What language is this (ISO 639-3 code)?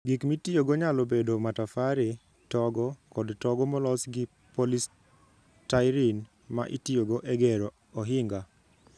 luo